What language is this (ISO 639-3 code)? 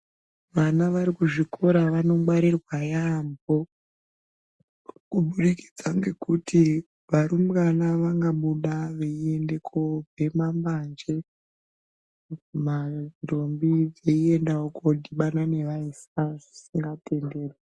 ndc